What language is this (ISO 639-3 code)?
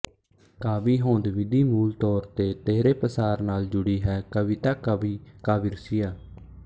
pan